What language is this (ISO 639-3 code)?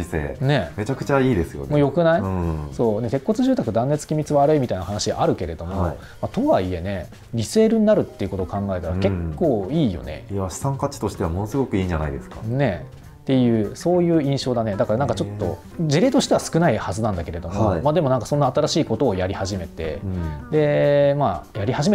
jpn